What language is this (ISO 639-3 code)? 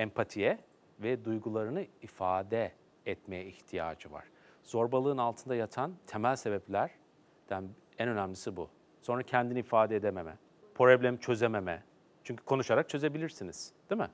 tur